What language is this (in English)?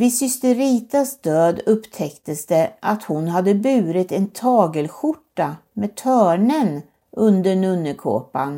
Swedish